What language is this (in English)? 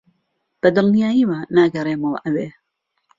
Central Kurdish